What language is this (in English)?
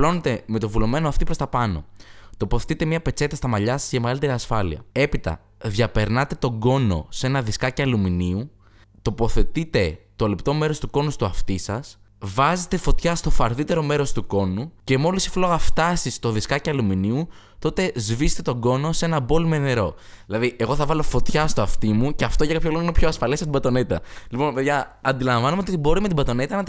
Greek